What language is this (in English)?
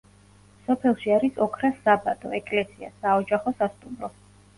Georgian